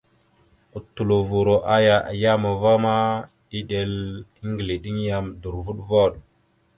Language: Mada (Cameroon)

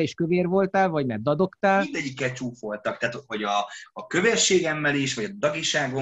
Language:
Hungarian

